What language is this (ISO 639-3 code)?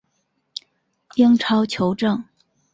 zho